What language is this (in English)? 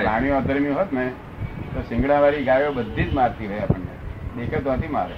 Gujarati